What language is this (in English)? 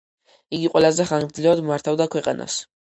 Georgian